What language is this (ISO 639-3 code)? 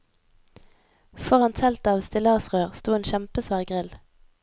nor